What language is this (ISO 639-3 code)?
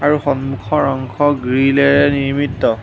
asm